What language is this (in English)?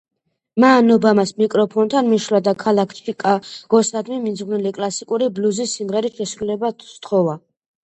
Georgian